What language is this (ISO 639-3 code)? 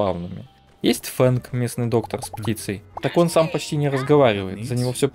rus